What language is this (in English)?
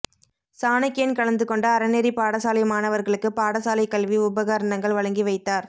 Tamil